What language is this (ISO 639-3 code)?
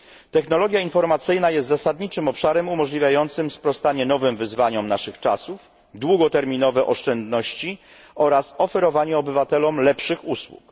pol